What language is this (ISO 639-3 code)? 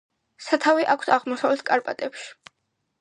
kat